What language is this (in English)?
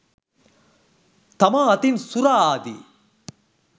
Sinhala